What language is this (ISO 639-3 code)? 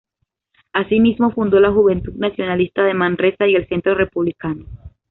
spa